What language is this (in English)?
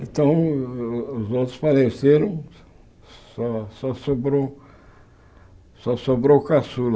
Portuguese